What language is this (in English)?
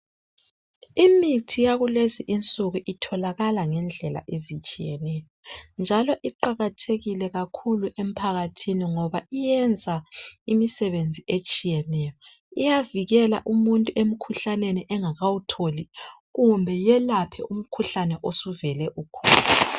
North Ndebele